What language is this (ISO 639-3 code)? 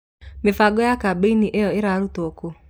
kik